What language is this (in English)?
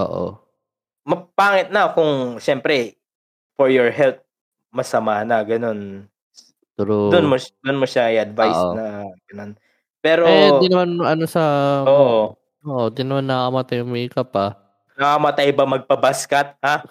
Filipino